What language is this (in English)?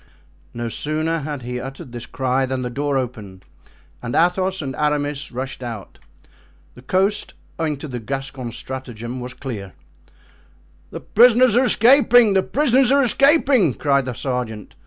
English